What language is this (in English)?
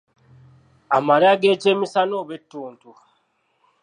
Ganda